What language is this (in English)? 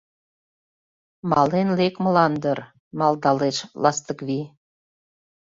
Mari